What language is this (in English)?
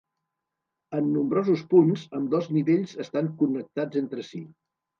Catalan